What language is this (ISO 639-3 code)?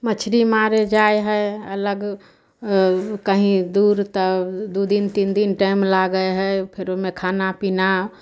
mai